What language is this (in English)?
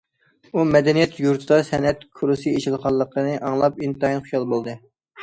Uyghur